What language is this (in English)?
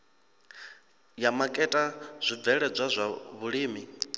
Venda